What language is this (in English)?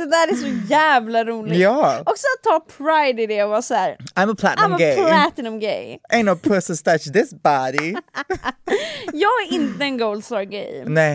Swedish